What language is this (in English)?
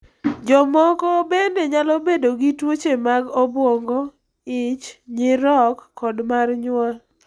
Luo (Kenya and Tanzania)